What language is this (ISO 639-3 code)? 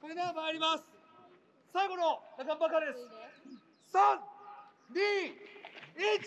jpn